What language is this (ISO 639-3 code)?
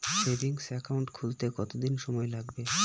ben